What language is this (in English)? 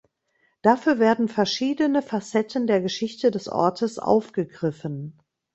German